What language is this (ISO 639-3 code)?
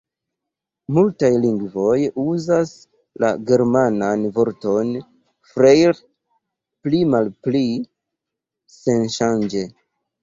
epo